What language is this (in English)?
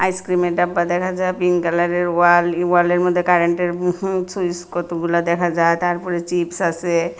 Bangla